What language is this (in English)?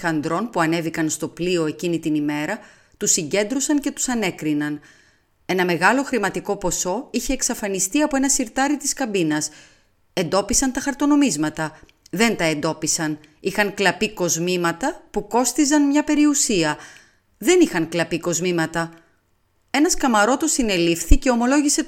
Greek